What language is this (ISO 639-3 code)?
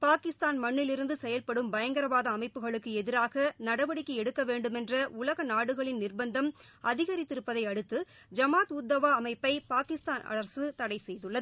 tam